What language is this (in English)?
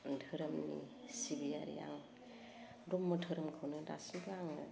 Bodo